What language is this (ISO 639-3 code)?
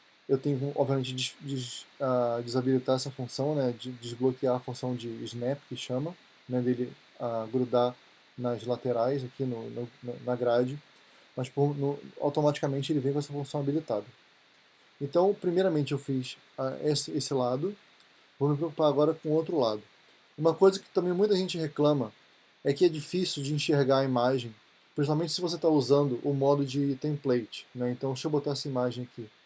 por